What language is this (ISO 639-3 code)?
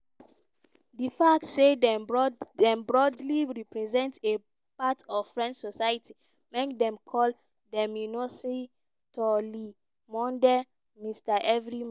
pcm